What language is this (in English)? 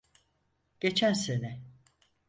Turkish